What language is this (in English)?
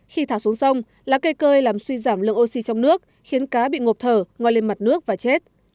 Vietnamese